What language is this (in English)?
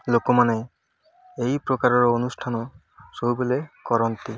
Odia